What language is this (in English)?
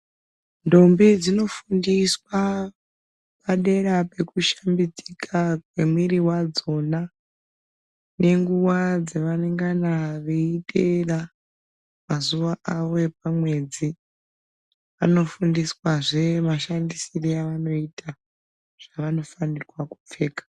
Ndau